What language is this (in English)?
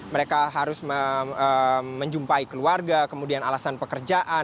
Indonesian